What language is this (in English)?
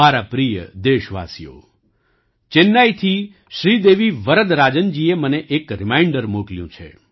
Gujarati